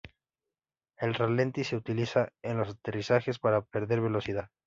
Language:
Spanish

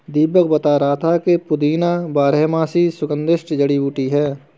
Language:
Hindi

